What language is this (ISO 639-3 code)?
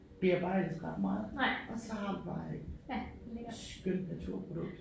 dan